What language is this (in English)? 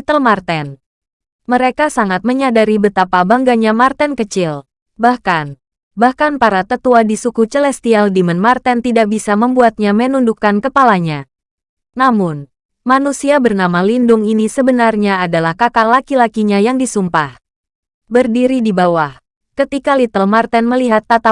Indonesian